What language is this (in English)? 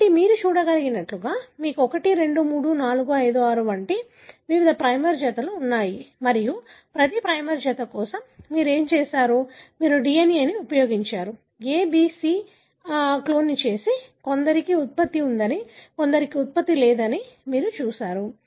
Telugu